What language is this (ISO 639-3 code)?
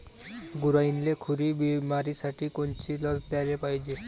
mar